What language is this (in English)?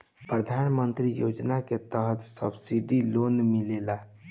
Bhojpuri